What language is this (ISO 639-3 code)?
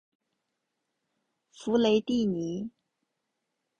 zho